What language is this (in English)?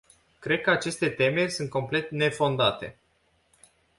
Romanian